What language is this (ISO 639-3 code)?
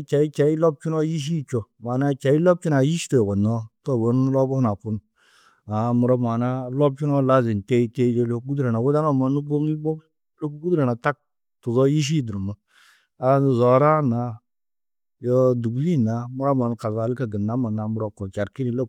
tuq